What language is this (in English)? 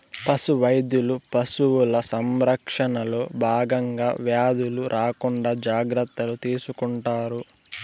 Telugu